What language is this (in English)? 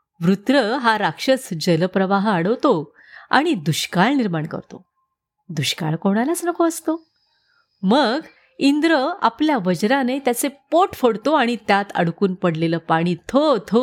Marathi